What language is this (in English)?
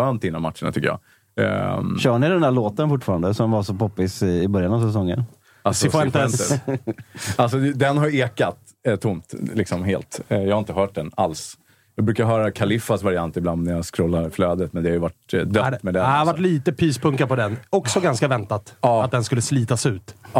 Swedish